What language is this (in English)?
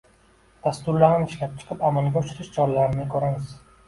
Uzbek